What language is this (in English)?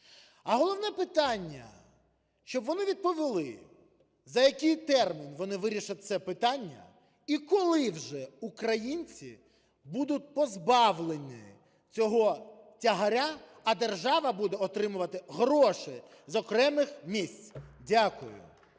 Ukrainian